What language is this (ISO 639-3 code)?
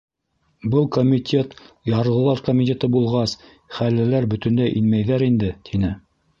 bak